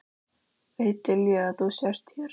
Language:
Icelandic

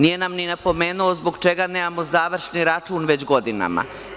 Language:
Serbian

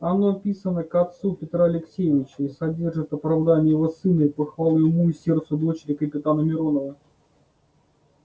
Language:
Russian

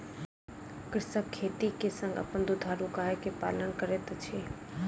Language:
Maithili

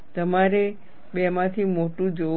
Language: Gujarati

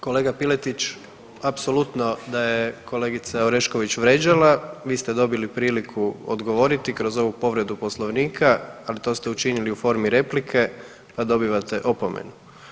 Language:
Croatian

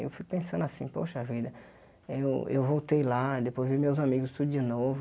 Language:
Portuguese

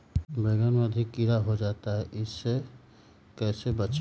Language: Magahi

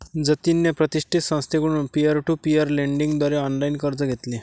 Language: Marathi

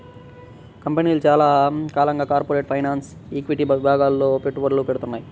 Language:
Telugu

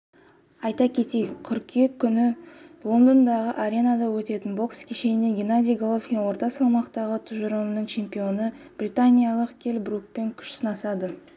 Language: Kazakh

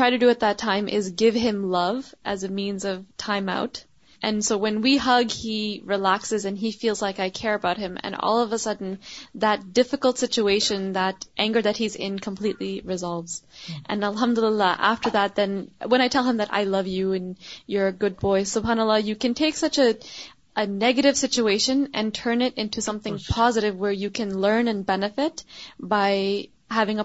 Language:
Urdu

